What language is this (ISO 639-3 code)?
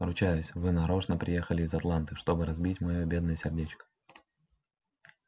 rus